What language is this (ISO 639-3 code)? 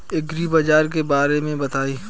bho